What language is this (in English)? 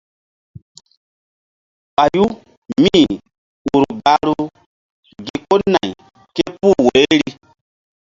Mbum